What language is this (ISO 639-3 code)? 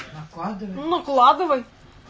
rus